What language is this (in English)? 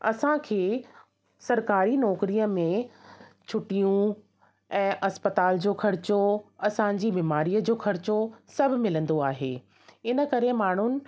Sindhi